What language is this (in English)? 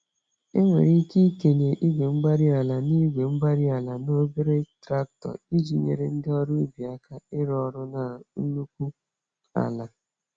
Igbo